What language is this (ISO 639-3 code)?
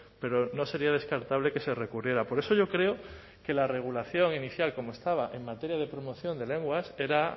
spa